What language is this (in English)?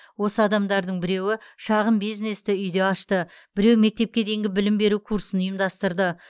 Kazakh